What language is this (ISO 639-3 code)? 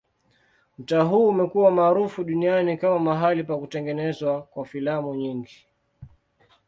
swa